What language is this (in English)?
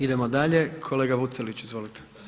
Croatian